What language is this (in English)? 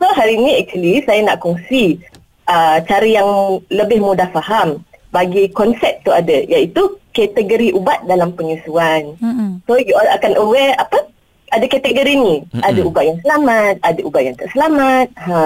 Malay